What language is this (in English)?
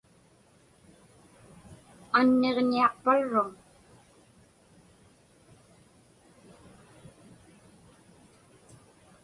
Inupiaq